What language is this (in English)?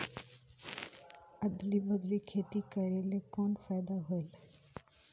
Chhattisgarhi